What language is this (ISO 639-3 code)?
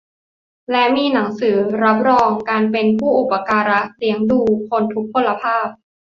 tha